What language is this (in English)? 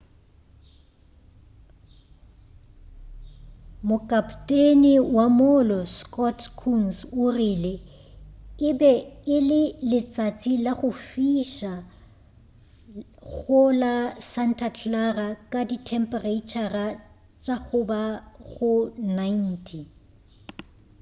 Northern Sotho